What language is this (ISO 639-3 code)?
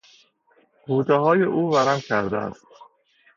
fas